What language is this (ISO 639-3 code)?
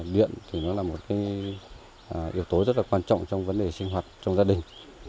vie